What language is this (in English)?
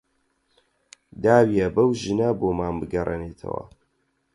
Central Kurdish